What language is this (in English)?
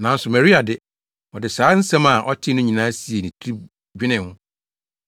Akan